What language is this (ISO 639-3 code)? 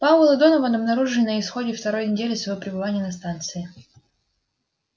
rus